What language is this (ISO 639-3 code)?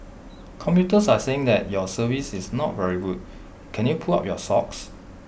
eng